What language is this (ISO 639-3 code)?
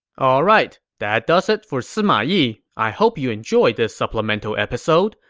eng